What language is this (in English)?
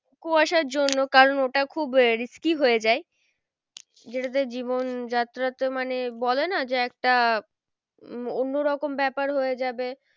Bangla